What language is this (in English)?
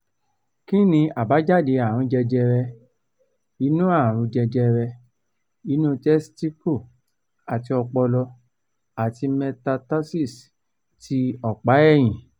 Yoruba